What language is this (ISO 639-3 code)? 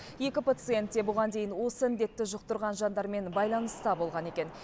kaz